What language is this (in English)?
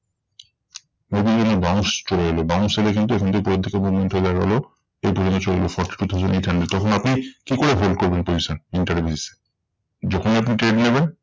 Bangla